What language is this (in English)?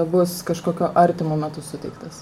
Lithuanian